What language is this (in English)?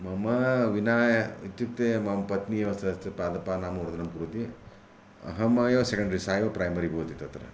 Sanskrit